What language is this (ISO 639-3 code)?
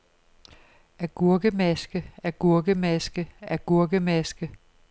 dan